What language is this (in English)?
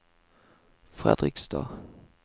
Norwegian